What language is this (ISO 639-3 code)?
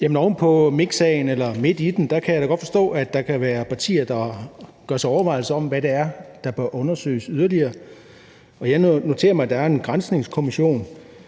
dan